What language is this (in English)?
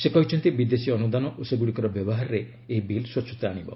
Odia